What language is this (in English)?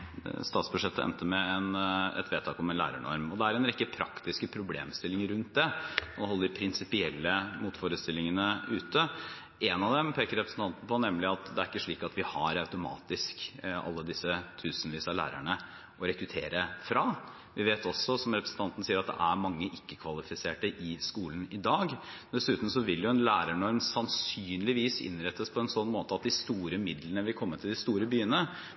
Norwegian Bokmål